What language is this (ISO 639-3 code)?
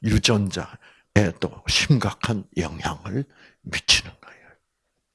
kor